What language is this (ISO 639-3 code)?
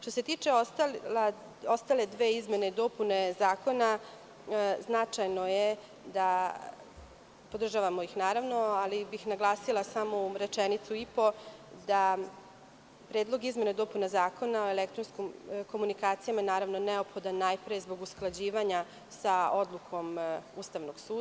srp